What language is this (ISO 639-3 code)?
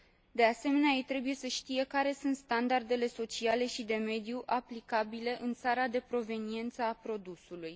ron